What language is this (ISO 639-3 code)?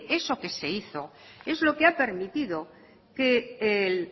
spa